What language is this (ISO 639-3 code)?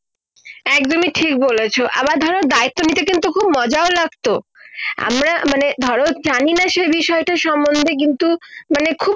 ben